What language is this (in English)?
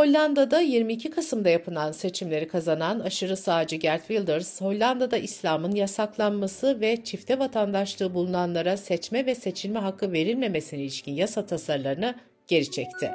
Turkish